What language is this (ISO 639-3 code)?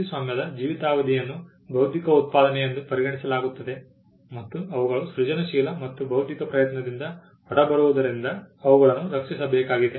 kan